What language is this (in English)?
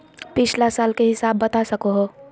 Magahi